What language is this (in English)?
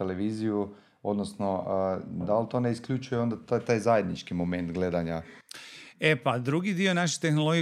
Croatian